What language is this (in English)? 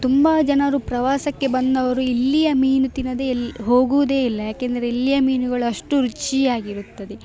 Kannada